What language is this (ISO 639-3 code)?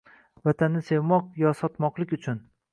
uzb